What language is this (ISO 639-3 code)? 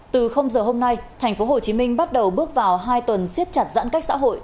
vie